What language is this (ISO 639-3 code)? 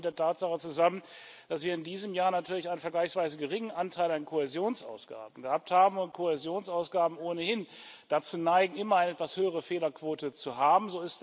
deu